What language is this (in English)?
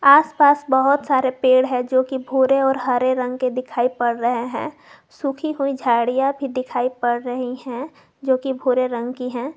Hindi